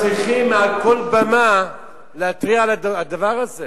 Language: Hebrew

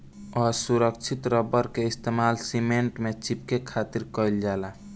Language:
Bhojpuri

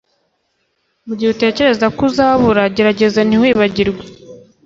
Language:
Kinyarwanda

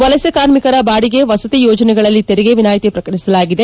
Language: Kannada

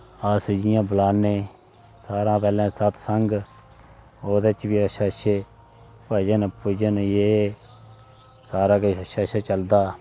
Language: Dogri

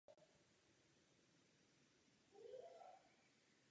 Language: Czech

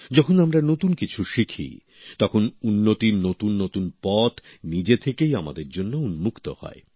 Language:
Bangla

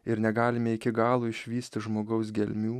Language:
Lithuanian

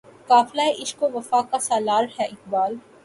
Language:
Urdu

